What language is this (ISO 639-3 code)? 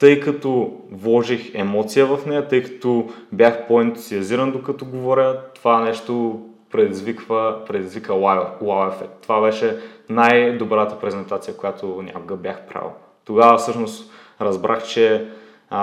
bul